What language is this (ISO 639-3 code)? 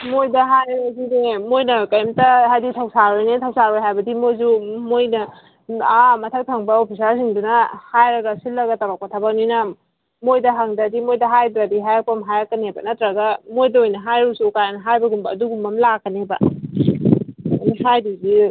mni